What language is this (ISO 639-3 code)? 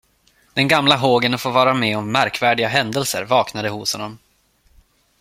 swe